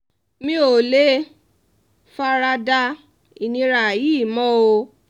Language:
Yoruba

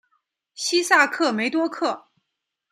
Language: Chinese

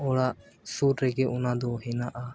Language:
Santali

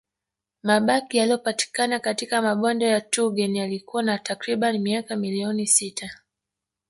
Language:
Swahili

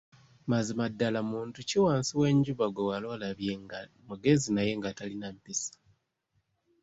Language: Ganda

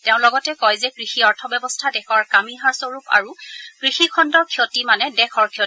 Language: Assamese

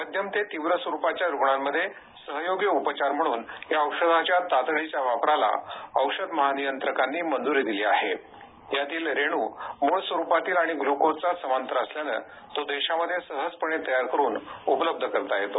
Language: Marathi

